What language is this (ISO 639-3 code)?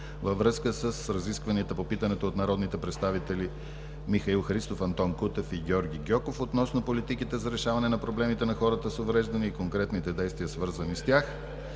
bul